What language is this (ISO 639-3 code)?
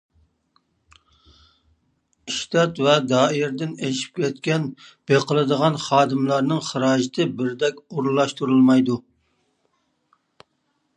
uig